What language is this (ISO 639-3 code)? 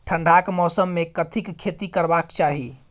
mai